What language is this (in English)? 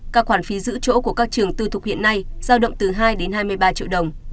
Vietnamese